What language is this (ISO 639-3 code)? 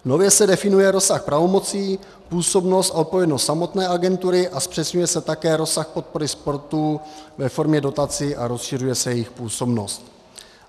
ces